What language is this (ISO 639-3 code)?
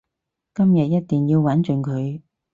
yue